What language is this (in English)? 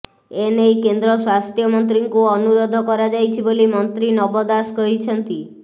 Odia